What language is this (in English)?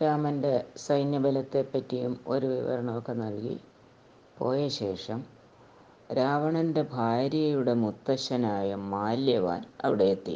Malayalam